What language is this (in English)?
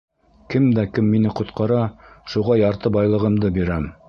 Bashkir